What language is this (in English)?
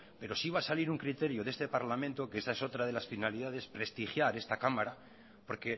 Spanish